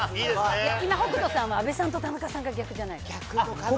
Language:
Japanese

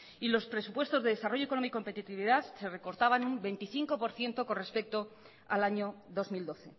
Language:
Spanish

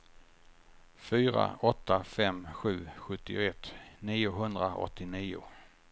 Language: Swedish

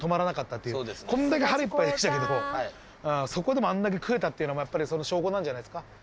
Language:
Japanese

